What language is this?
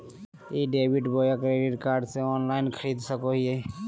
Magahi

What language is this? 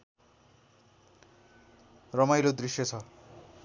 Nepali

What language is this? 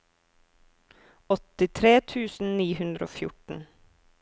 Norwegian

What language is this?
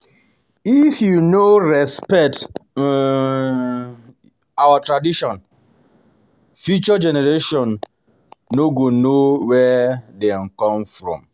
Nigerian Pidgin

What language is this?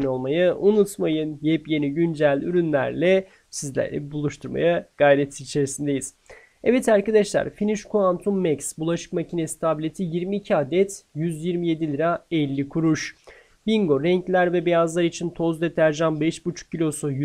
Turkish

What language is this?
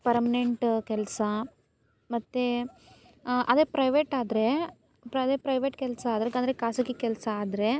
Kannada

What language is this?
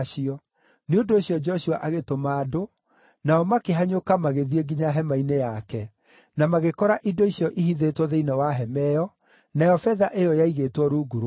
Kikuyu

